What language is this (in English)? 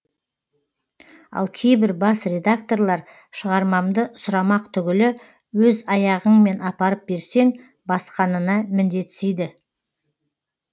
Kazakh